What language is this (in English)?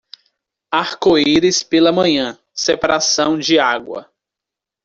Portuguese